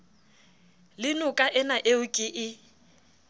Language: Southern Sotho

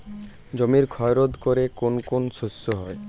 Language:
Bangla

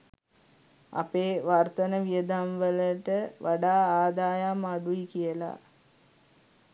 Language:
Sinhala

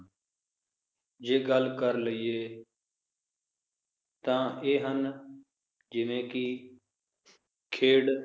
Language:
Punjabi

